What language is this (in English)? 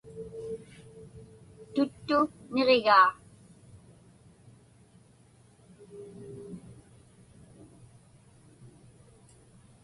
Inupiaq